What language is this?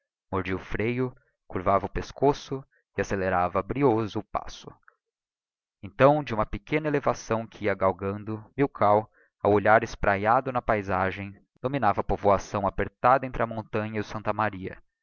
Portuguese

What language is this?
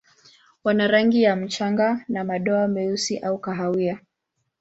Swahili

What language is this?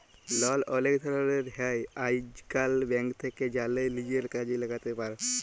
Bangla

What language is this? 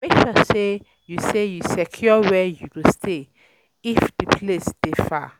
Nigerian Pidgin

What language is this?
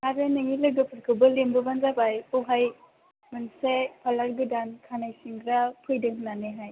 Bodo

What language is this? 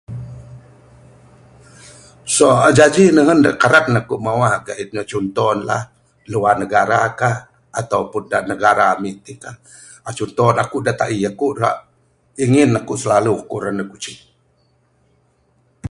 Bukar-Sadung Bidayuh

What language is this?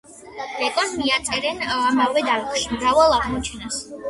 Georgian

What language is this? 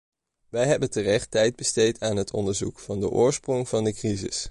Dutch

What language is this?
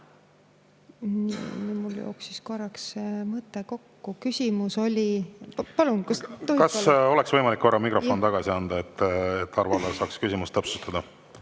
Estonian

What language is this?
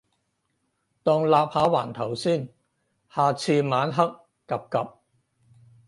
Cantonese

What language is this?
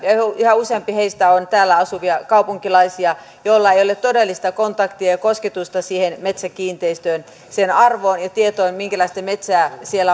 Finnish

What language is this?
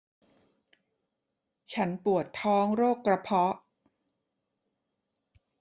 Thai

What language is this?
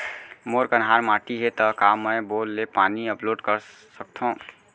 Chhattisgarhi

